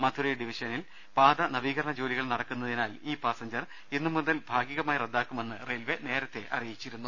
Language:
Malayalam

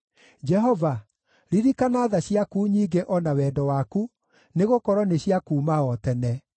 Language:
Kikuyu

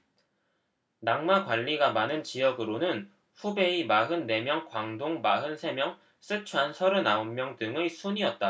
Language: Korean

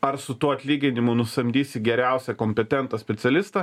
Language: Lithuanian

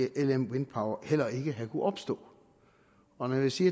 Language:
Danish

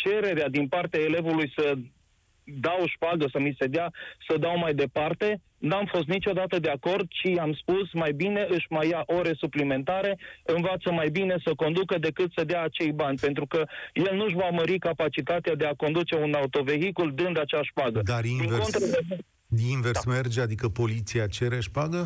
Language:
Romanian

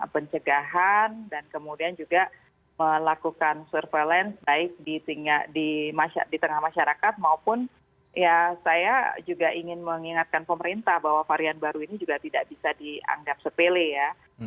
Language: Indonesian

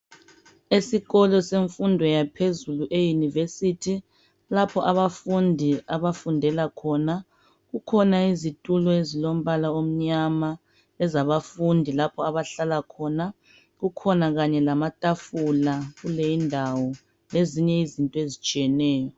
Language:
North Ndebele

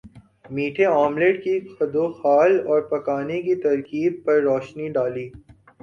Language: Urdu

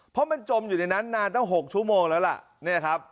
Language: Thai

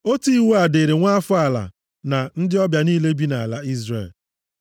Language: Igbo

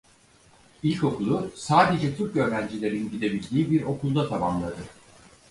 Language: Turkish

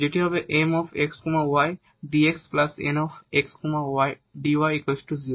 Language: Bangla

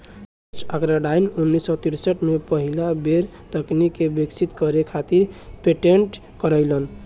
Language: Bhojpuri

